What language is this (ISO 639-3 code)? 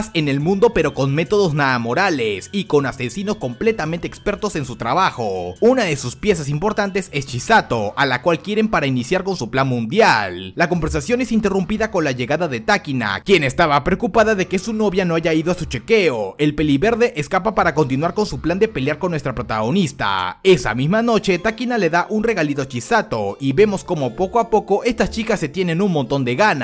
spa